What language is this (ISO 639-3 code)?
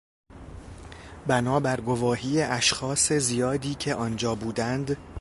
fas